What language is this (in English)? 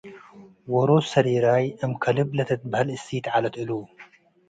Tigre